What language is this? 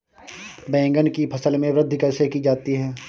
Hindi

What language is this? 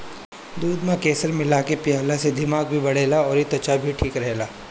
Bhojpuri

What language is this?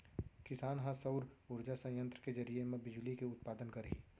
Chhattisgarhi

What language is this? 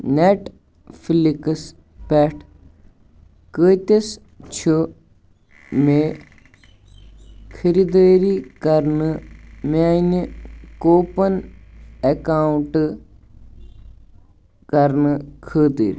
Kashmiri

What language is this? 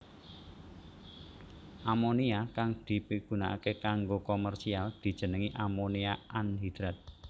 Javanese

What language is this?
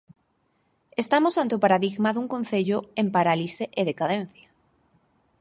Galician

